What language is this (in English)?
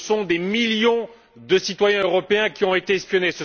French